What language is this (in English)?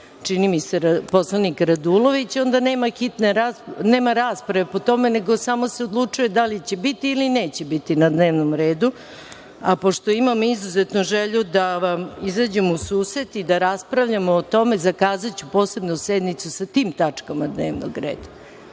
Serbian